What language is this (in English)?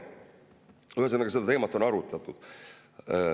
Estonian